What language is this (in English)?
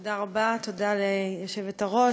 Hebrew